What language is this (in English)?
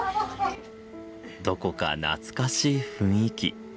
Japanese